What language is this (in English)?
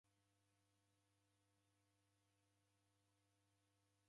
Taita